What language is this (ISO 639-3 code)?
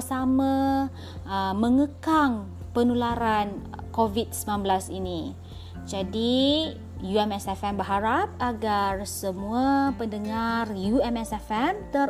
msa